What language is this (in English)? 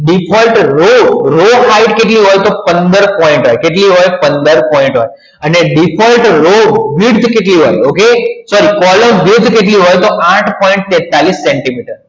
Gujarati